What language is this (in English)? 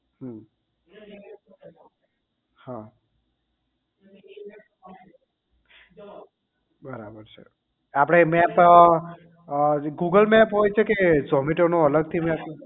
Gujarati